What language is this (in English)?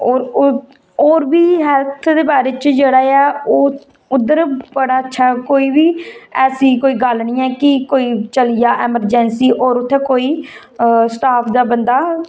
Dogri